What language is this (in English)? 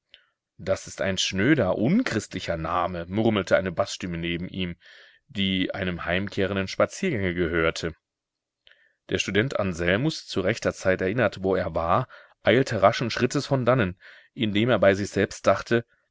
German